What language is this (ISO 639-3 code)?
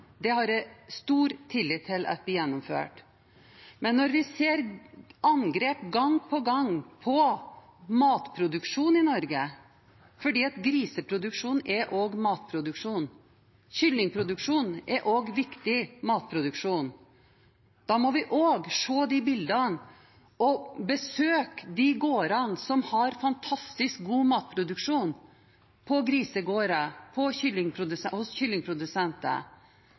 nob